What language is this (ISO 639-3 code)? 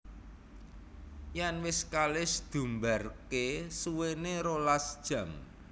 jav